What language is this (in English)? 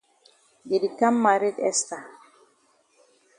Cameroon Pidgin